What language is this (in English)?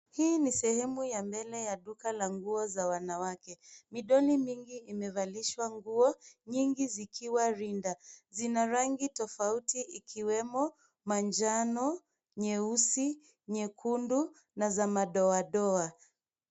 Swahili